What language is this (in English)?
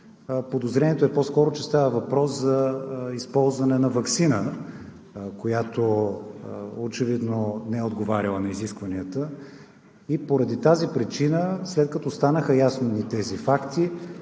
Bulgarian